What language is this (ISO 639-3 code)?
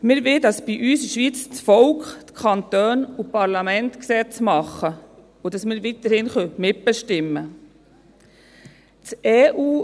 gsw